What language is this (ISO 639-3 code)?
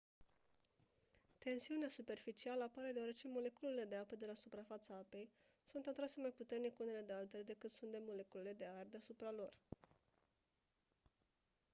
ron